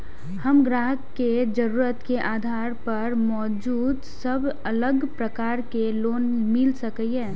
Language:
Maithili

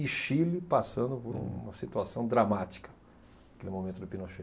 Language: Portuguese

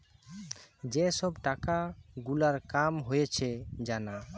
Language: Bangla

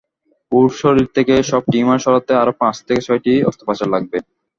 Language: Bangla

